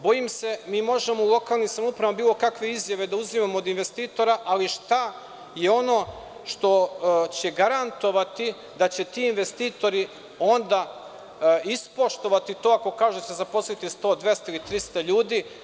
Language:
Serbian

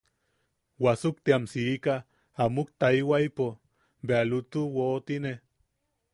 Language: Yaqui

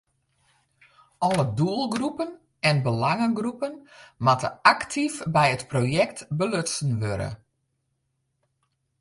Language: Western Frisian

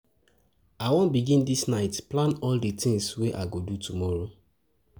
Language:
Nigerian Pidgin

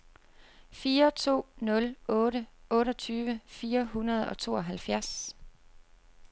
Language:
Danish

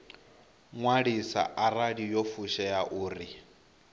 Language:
Venda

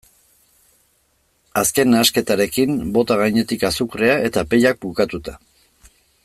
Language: Basque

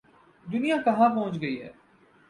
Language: Urdu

